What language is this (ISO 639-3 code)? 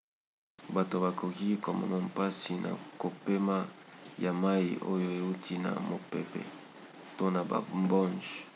lin